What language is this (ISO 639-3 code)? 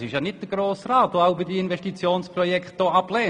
gsw